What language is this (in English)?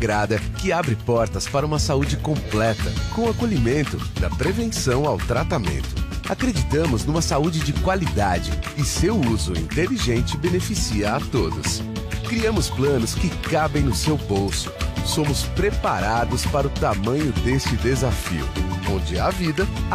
Portuguese